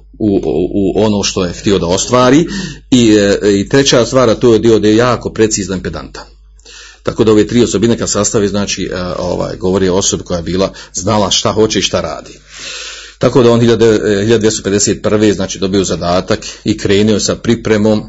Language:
Croatian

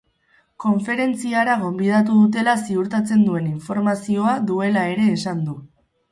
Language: Basque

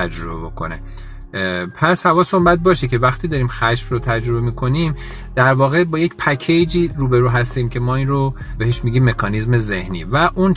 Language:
Persian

